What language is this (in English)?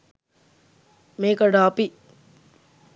Sinhala